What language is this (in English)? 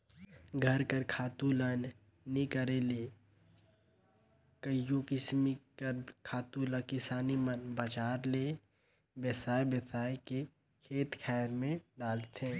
Chhattisgarhi